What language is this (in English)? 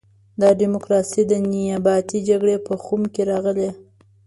Pashto